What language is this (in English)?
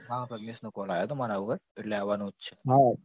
Gujarati